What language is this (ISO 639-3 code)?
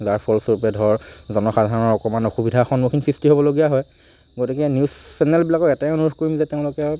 asm